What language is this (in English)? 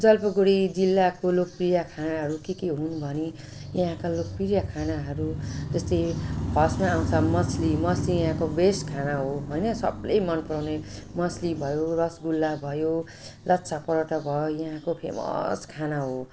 Nepali